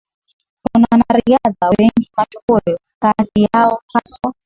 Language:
Swahili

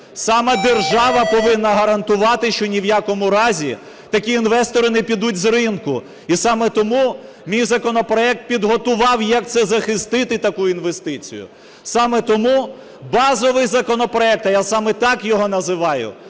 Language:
Ukrainian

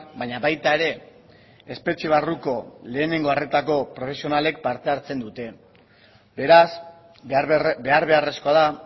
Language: Basque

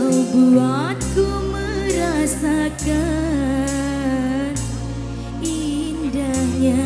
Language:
Indonesian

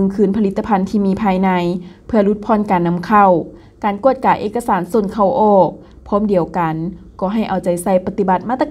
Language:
Thai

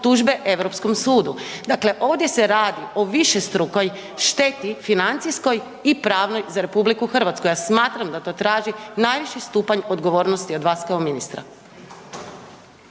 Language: Croatian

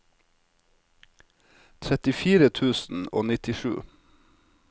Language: Norwegian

